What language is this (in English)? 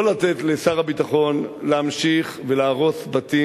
Hebrew